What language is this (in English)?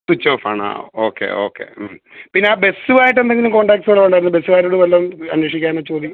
Malayalam